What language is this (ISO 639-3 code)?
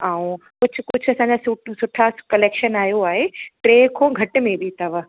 snd